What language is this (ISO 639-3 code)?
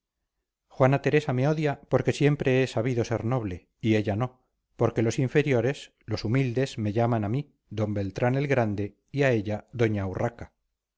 spa